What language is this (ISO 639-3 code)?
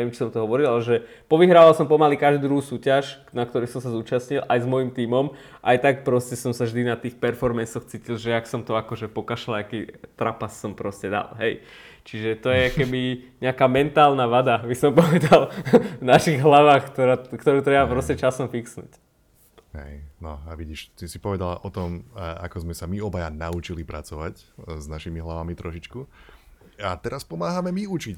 slk